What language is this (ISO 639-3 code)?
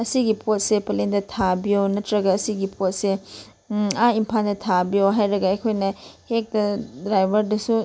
mni